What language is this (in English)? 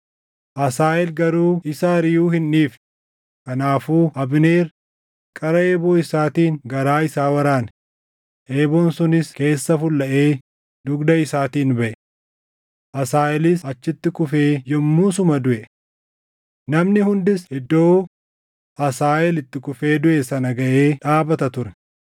Oromo